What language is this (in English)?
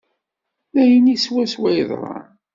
Kabyle